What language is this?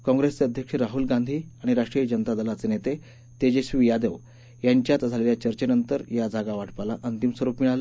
Marathi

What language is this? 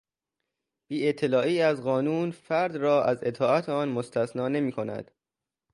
Persian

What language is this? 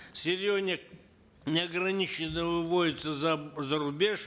Kazakh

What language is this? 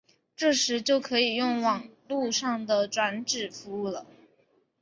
Chinese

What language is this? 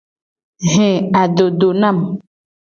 Gen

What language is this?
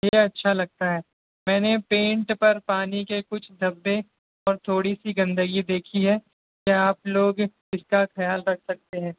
Urdu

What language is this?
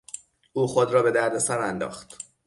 Persian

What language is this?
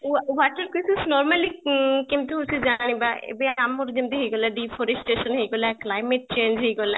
Odia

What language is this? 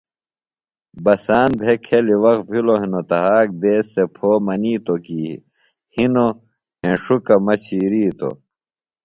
Phalura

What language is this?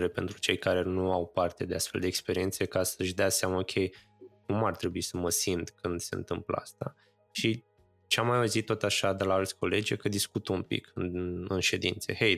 Romanian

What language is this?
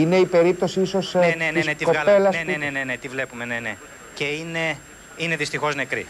Greek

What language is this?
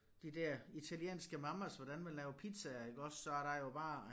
Danish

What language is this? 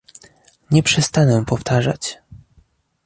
Polish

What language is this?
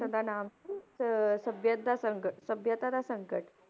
Punjabi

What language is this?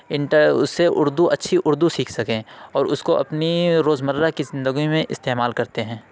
Urdu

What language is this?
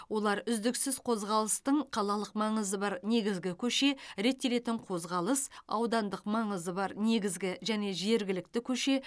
Kazakh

